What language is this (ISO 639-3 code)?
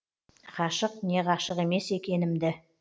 kaz